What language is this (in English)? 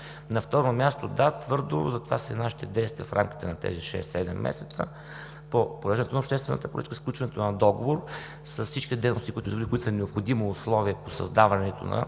Bulgarian